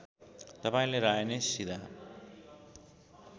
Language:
Nepali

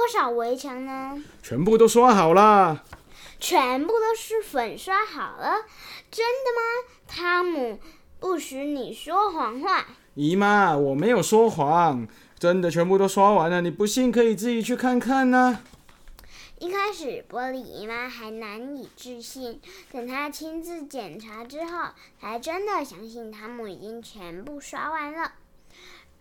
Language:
Chinese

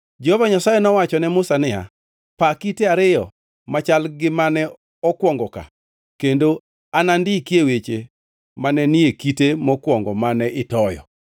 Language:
Luo (Kenya and Tanzania)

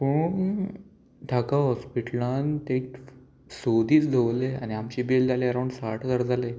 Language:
Konkani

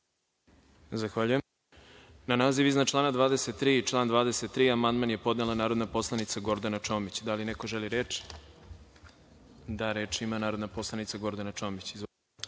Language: Serbian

